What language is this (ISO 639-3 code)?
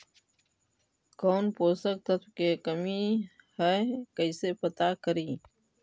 mag